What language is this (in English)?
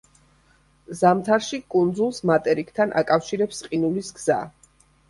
Georgian